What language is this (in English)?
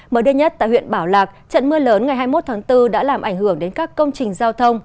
Vietnamese